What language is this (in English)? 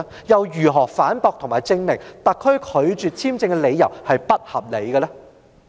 Cantonese